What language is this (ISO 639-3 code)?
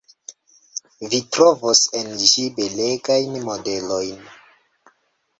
epo